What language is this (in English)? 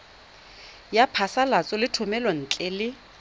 Tswana